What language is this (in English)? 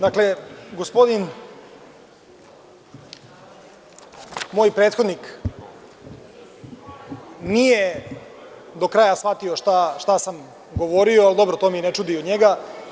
Serbian